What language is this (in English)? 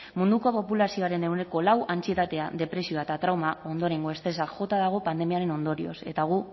Basque